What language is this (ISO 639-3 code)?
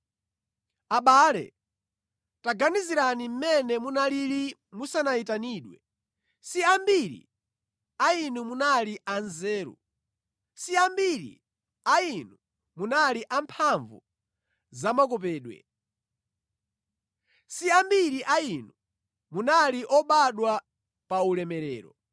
nya